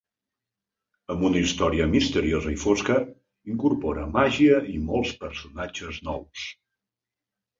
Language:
Catalan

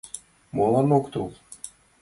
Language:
Mari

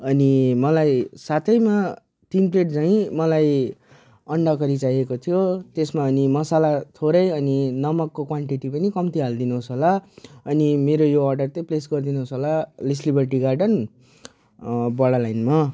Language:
Nepali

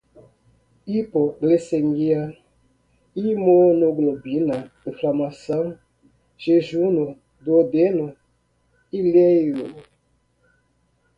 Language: Portuguese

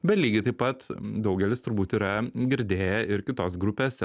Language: Lithuanian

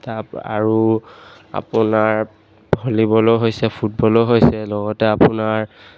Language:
Assamese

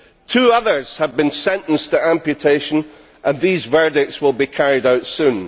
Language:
English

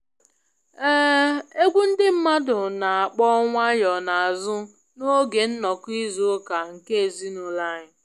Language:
Igbo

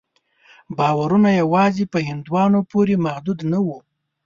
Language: Pashto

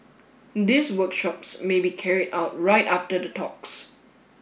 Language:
English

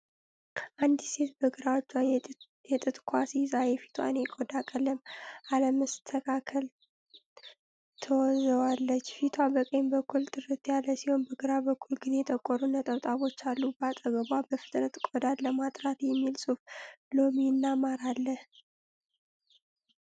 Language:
Amharic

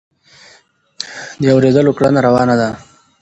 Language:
Pashto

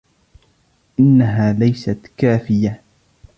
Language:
Arabic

